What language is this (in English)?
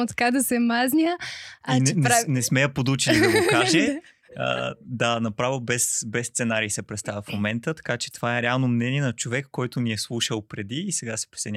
Bulgarian